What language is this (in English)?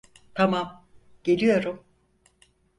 Turkish